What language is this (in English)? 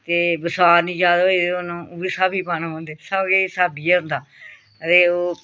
Dogri